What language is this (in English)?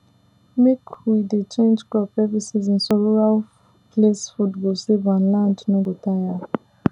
Nigerian Pidgin